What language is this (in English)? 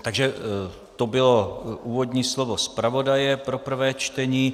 Czech